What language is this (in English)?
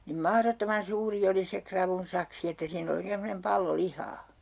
Finnish